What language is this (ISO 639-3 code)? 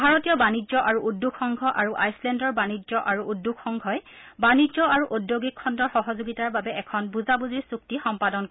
asm